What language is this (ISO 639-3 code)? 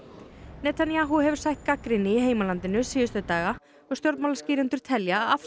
isl